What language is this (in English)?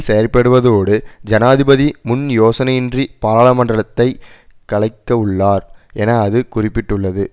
Tamil